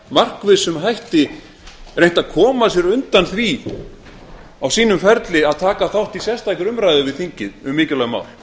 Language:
Icelandic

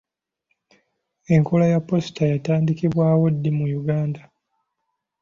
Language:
Ganda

